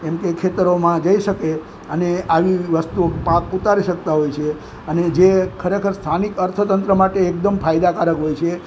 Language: Gujarati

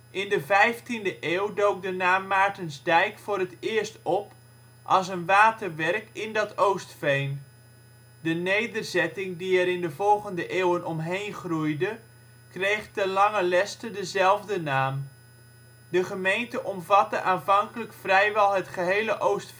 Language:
Dutch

